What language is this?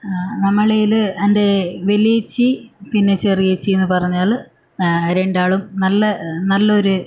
Malayalam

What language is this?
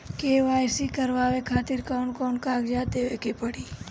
Bhojpuri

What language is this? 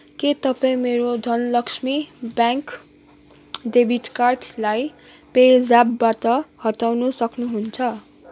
Nepali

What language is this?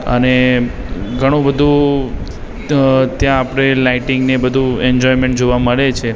Gujarati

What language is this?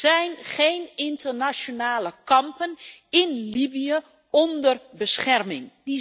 Dutch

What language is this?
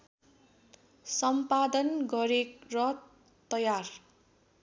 Nepali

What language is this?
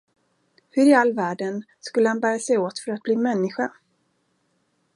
Swedish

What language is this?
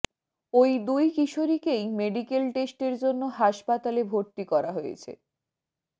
Bangla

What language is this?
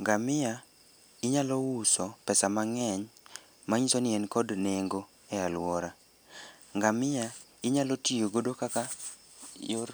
Luo (Kenya and Tanzania)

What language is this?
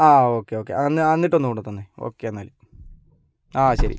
Malayalam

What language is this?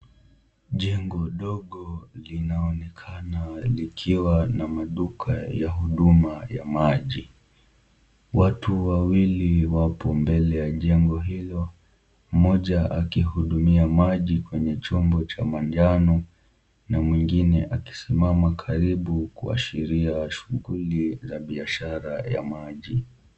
Swahili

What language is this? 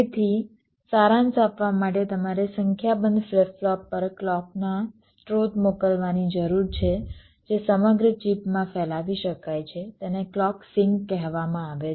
Gujarati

